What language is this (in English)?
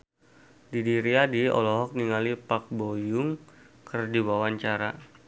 Sundanese